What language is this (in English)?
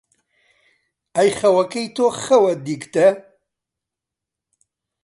Central Kurdish